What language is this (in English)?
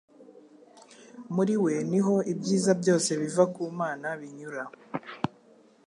Kinyarwanda